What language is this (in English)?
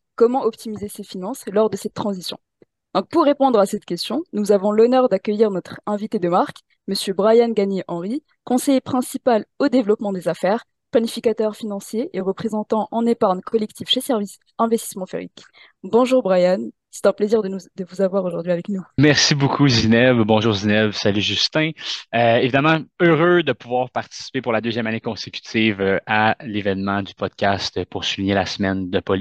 French